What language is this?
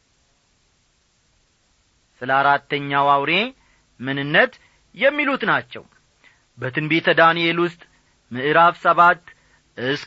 Amharic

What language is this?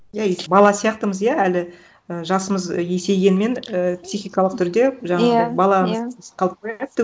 Kazakh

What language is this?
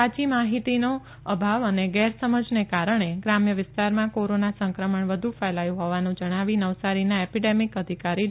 Gujarati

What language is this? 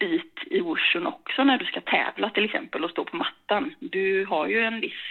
Swedish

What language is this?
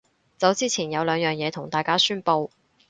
Cantonese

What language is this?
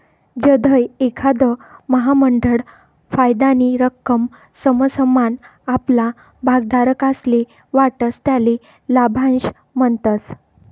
Marathi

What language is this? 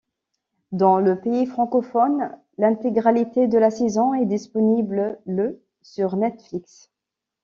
French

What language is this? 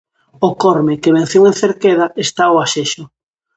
Galician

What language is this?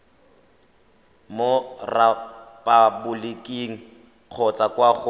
Tswana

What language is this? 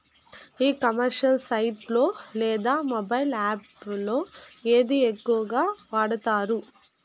Telugu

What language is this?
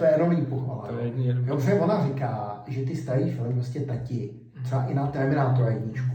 Czech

